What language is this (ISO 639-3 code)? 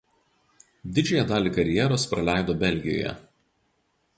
lit